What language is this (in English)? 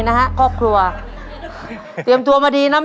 Thai